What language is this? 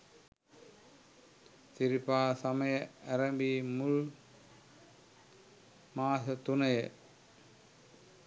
Sinhala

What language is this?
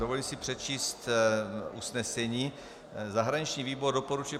Czech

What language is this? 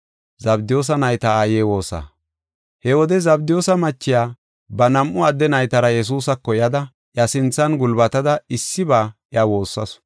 Gofa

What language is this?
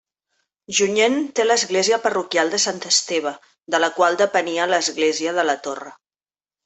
Catalan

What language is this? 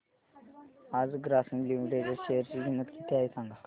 Marathi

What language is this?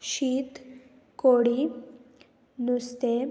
Konkani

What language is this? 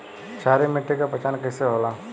Bhojpuri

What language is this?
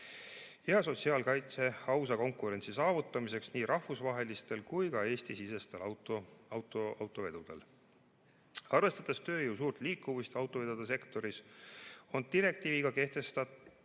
Estonian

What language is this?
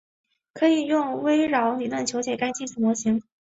Chinese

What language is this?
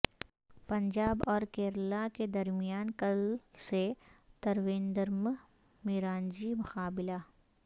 Urdu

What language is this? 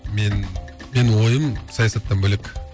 Kazakh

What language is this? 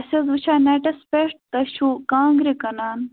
Kashmiri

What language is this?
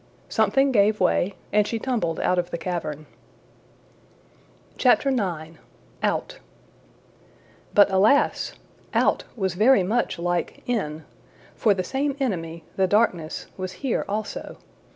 English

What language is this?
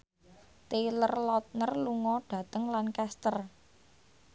Javanese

